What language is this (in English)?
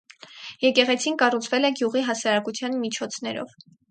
Armenian